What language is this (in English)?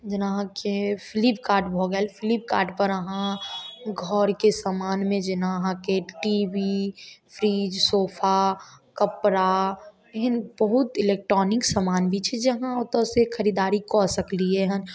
Maithili